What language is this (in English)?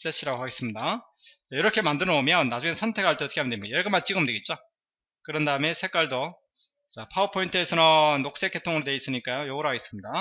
Korean